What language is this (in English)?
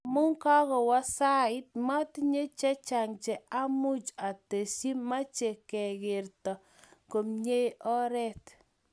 Kalenjin